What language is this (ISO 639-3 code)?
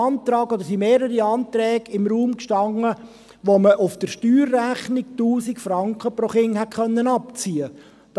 gsw